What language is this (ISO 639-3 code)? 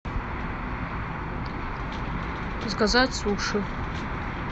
rus